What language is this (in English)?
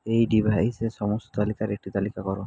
Bangla